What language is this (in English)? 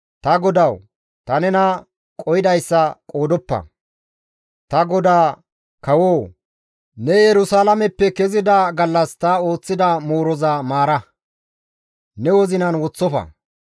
Gamo